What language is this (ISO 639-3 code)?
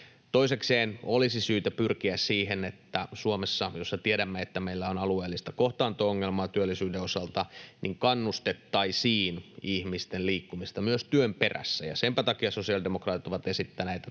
fin